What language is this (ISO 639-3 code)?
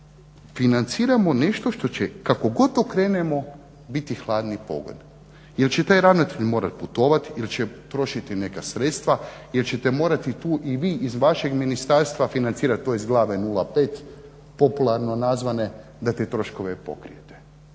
hrv